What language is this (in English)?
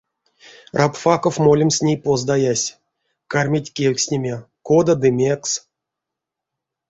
Erzya